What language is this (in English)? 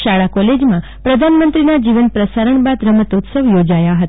Gujarati